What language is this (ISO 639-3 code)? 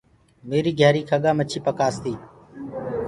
ggg